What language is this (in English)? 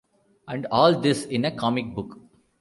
English